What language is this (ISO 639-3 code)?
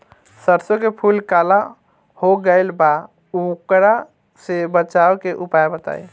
bho